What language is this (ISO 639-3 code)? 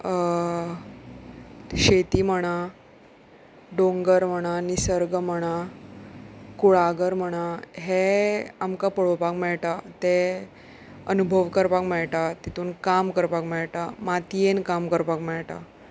kok